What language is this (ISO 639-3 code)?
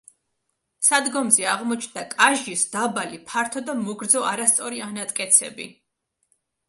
kat